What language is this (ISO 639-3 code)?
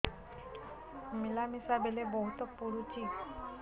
ori